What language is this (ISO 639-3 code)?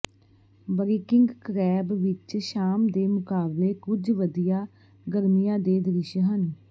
pan